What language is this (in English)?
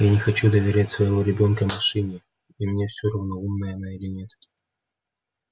Russian